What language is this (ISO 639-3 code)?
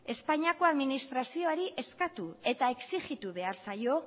eus